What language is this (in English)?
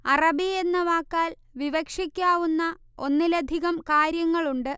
Malayalam